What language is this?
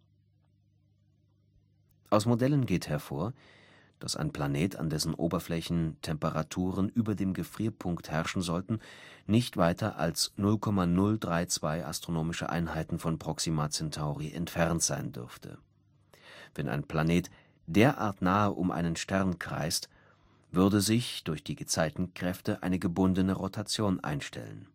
German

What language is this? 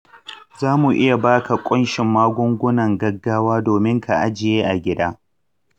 Hausa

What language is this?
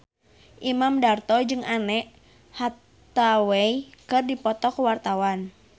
Sundanese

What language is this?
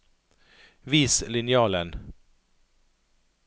Norwegian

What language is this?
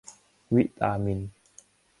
Thai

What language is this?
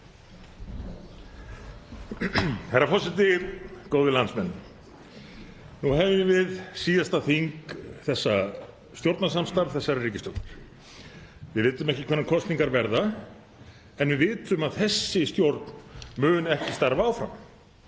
Icelandic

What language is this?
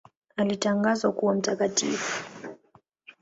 Swahili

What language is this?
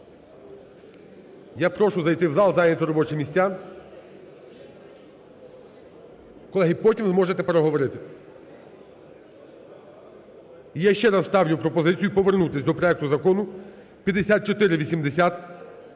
Ukrainian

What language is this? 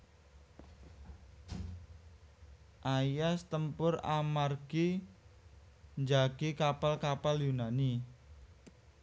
Javanese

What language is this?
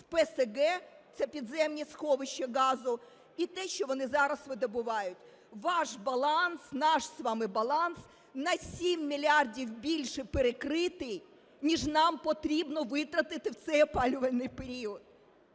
Ukrainian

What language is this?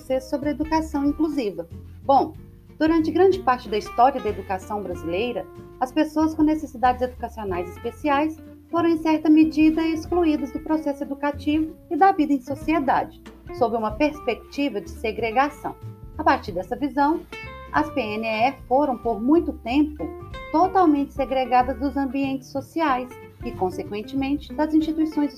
Portuguese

